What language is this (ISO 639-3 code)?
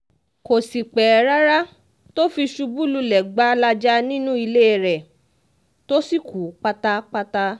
yor